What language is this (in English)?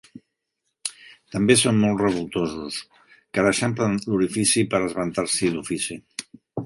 Catalan